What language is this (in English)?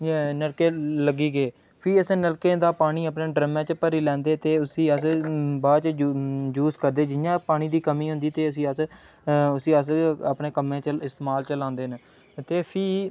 Dogri